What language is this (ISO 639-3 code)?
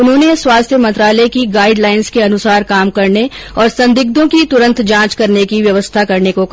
hin